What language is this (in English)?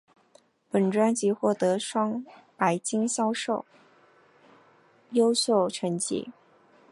Chinese